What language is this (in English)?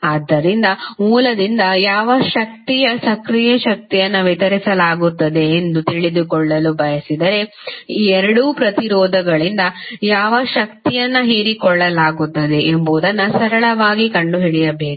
Kannada